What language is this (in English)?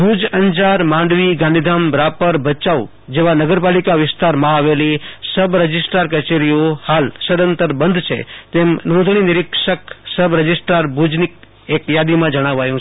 Gujarati